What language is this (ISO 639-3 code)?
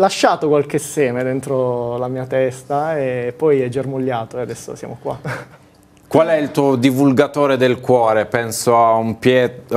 ita